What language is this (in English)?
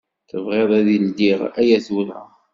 Kabyle